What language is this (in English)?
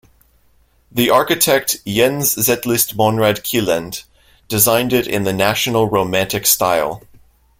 English